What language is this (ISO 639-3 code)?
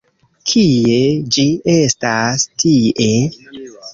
epo